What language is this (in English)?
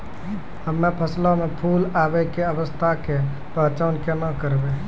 Maithili